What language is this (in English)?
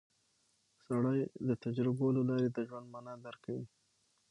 Pashto